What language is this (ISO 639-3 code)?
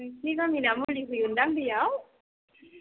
brx